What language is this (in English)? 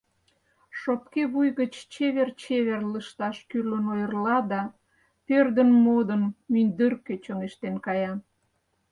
Mari